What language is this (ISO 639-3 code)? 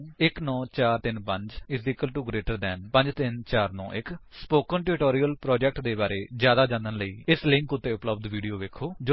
pan